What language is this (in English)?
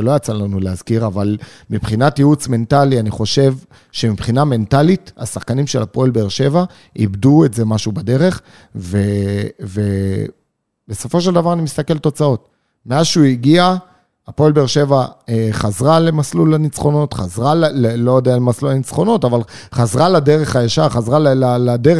Hebrew